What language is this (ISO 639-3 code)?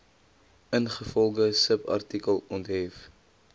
afr